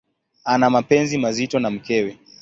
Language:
Swahili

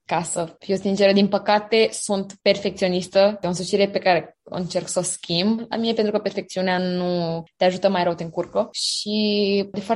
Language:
Romanian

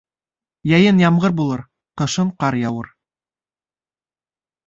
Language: Bashkir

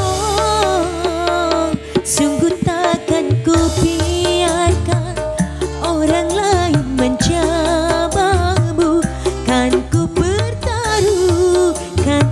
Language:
Indonesian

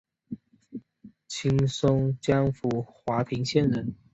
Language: Chinese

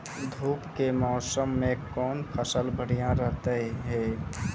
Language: Maithili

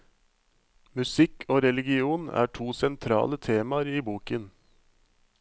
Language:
Norwegian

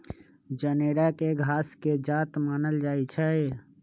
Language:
Magahi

